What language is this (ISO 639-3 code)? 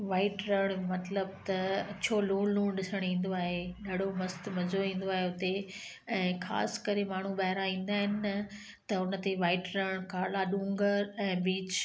snd